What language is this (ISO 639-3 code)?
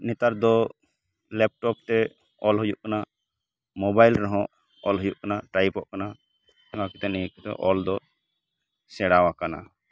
sat